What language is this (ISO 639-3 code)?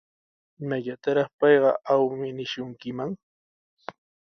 qws